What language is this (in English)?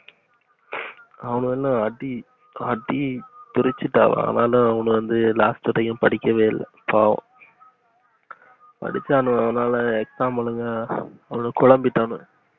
Tamil